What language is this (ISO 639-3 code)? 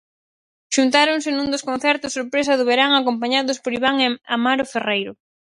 glg